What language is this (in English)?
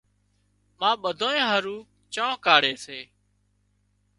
Wadiyara Koli